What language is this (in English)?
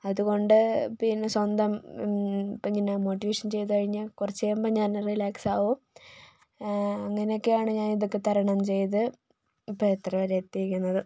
Malayalam